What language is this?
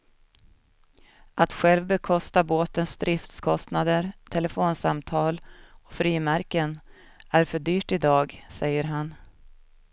Swedish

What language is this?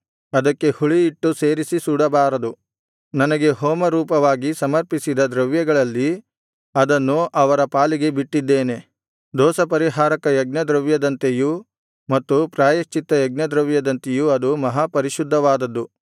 Kannada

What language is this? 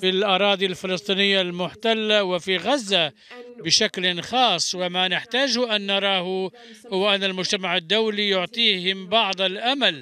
Arabic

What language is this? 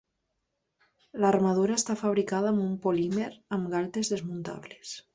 Catalan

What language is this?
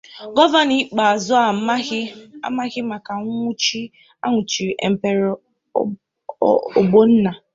Igbo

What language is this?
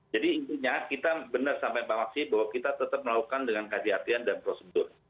Indonesian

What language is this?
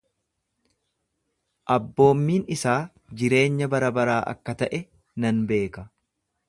Oromo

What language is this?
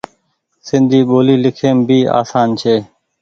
Goaria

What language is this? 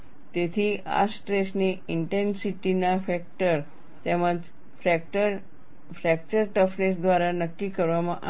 Gujarati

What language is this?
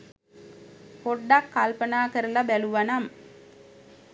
Sinhala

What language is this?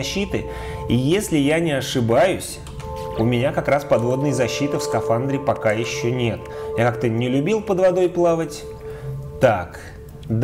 Russian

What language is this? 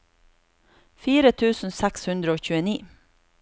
Norwegian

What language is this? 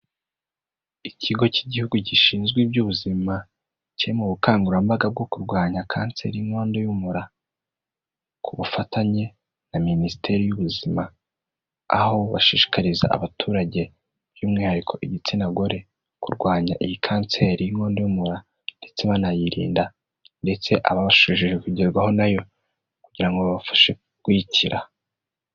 Kinyarwanda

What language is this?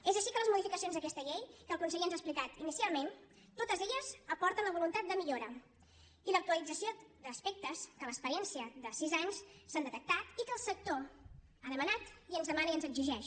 Catalan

